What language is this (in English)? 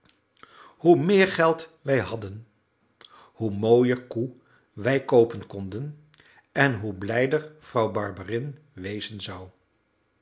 Dutch